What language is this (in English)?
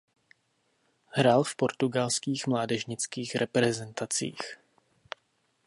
Czech